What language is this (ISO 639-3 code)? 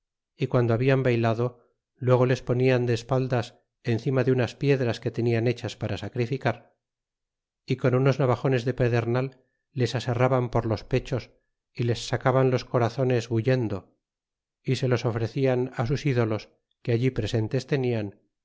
spa